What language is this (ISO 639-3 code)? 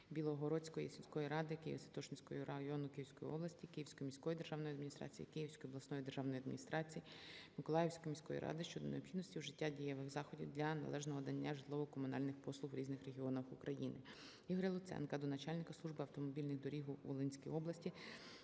ukr